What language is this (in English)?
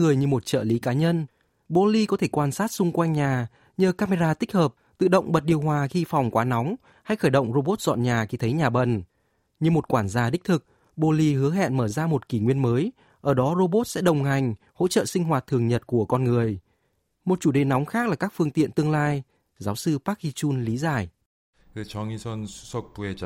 Vietnamese